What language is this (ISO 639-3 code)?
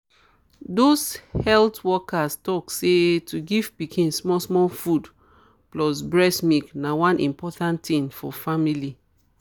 pcm